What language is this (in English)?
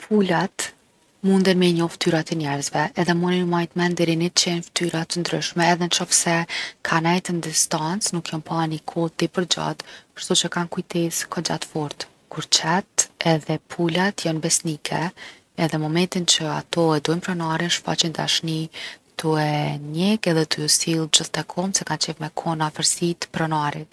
Gheg Albanian